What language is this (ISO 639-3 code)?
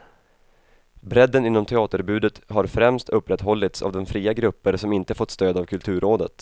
swe